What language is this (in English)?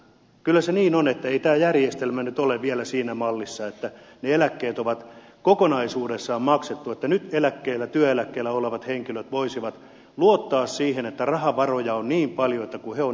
Finnish